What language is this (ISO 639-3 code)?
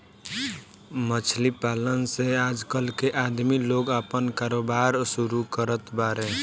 bho